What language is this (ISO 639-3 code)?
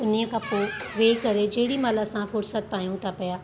snd